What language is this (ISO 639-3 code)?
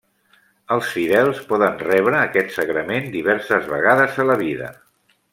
cat